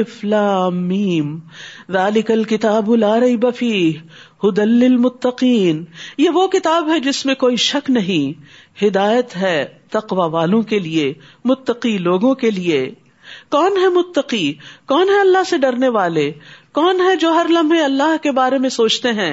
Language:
Urdu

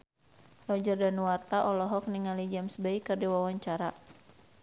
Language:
Sundanese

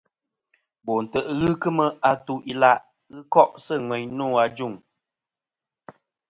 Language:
Kom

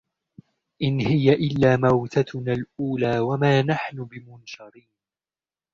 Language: Arabic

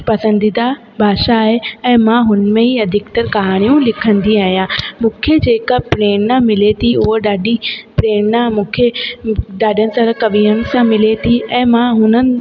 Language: Sindhi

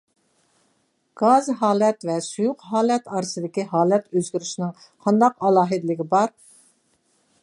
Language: Uyghur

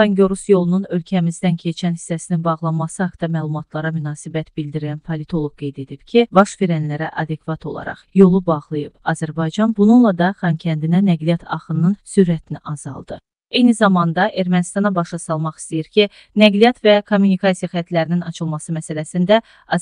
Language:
Turkish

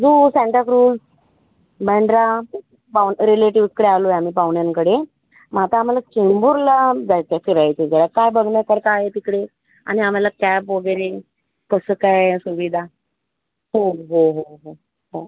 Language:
Marathi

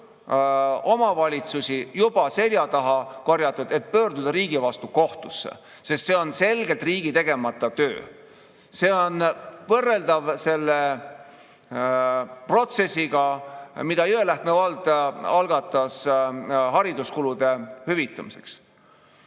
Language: Estonian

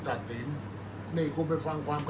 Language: Thai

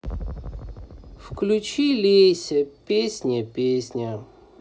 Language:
Russian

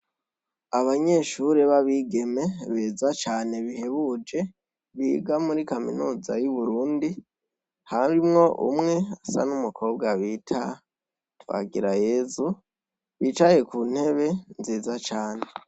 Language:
Rundi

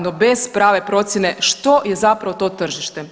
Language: Croatian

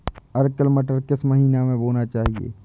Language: Hindi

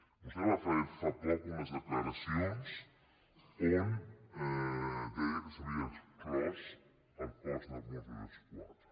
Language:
Catalan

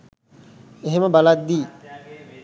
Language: Sinhala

